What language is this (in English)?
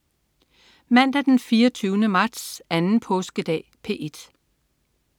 Danish